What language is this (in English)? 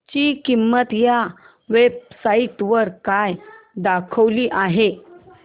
Marathi